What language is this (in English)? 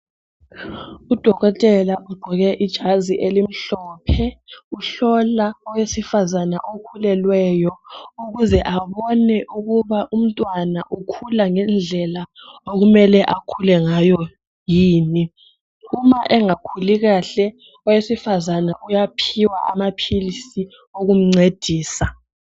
North Ndebele